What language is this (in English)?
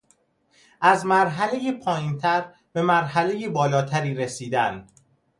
Persian